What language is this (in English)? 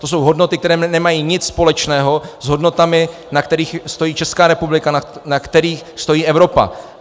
Czech